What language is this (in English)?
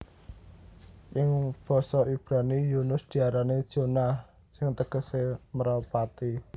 Javanese